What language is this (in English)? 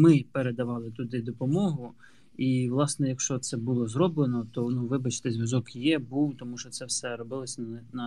Ukrainian